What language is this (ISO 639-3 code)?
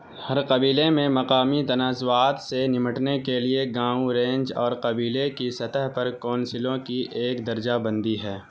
urd